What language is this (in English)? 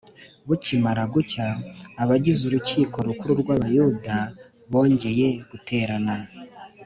Kinyarwanda